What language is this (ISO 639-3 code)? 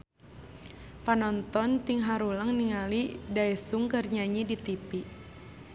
sun